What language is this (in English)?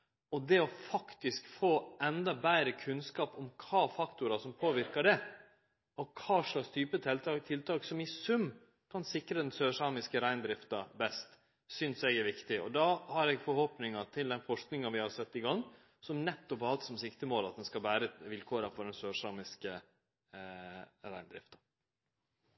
Norwegian Nynorsk